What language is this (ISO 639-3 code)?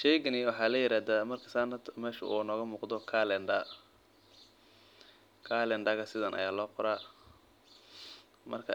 som